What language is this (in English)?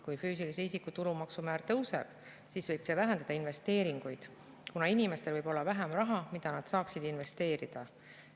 Estonian